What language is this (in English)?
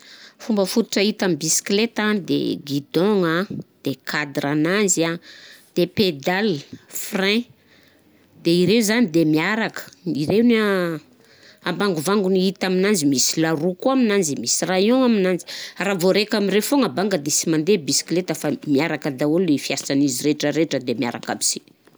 Southern Betsimisaraka Malagasy